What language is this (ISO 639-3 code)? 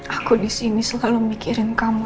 ind